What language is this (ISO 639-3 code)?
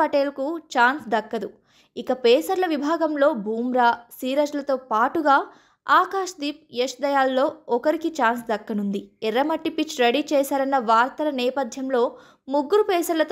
tel